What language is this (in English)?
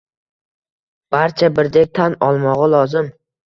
Uzbek